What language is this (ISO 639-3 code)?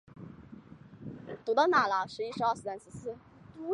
zho